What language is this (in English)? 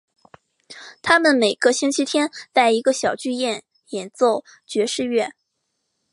Chinese